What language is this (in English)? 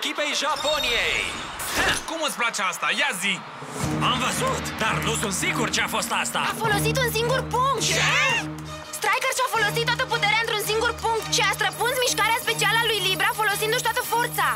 Romanian